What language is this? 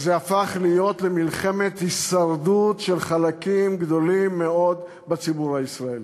Hebrew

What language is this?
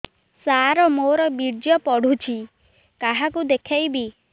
Odia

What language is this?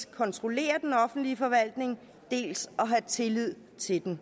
Danish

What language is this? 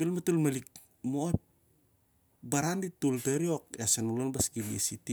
Siar-Lak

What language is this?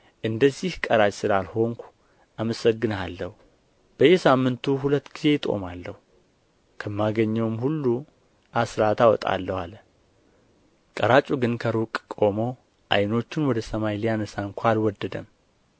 Amharic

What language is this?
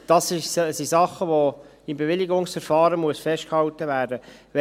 Swiss German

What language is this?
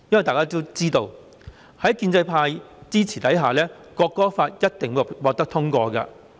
Cantonese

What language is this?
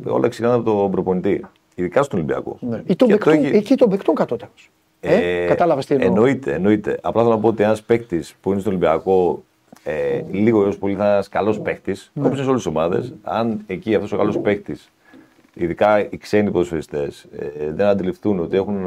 Greek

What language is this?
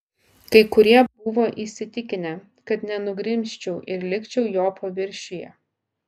Lithuanian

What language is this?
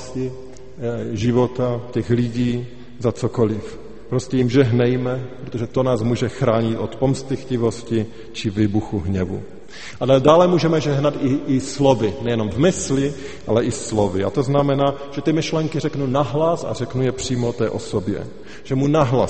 Czech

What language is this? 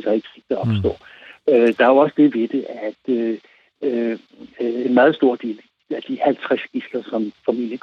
Danish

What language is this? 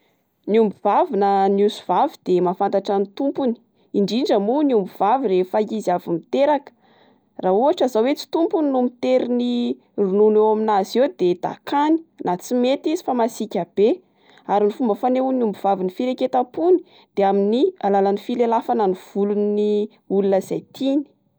Malagasy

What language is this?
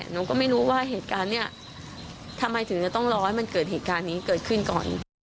Thai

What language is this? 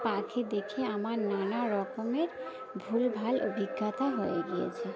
Bangla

